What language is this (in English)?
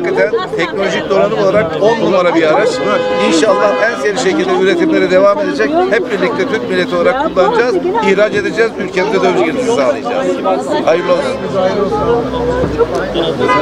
Turkish